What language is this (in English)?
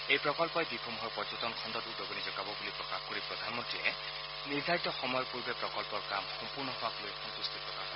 Assamese